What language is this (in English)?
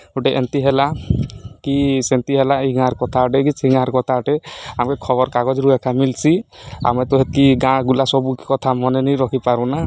Odia